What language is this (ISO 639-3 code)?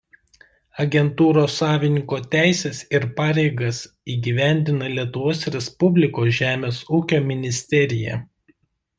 lit